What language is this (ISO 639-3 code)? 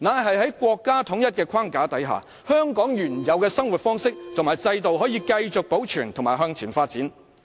yue